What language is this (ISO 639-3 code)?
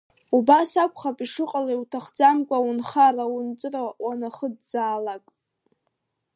abk